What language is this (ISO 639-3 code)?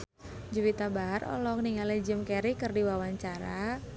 sun